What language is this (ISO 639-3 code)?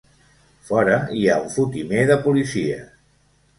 cat